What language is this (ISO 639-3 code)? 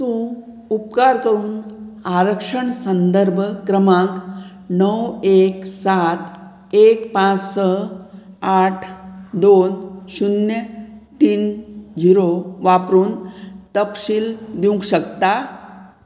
kok